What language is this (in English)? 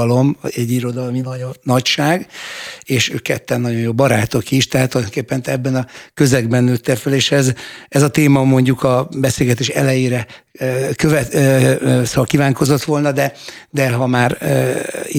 Hungarian